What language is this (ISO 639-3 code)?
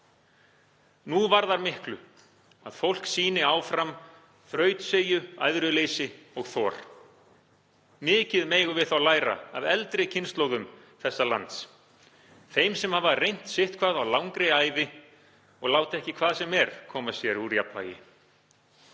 isl